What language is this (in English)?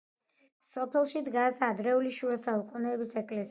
Georgian